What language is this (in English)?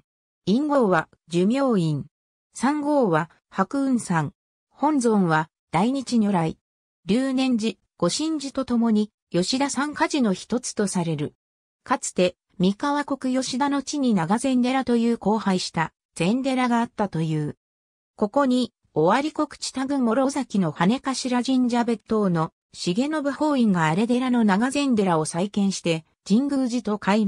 Japanese